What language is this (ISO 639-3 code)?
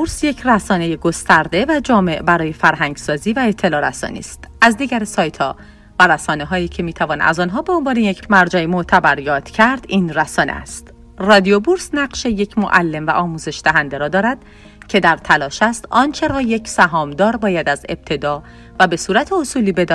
fas